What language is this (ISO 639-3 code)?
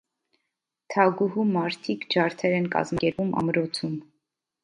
hye